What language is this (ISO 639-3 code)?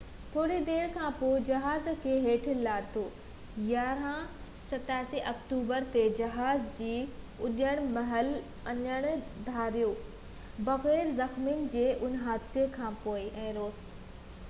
snd